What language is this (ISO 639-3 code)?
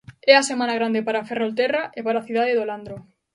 glg